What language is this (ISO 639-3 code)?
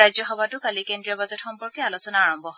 asm